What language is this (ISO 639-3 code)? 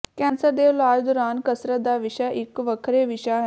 pan